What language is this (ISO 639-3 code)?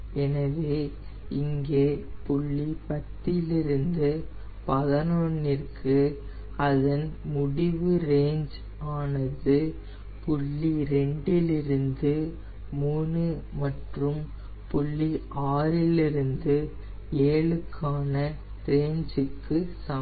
tam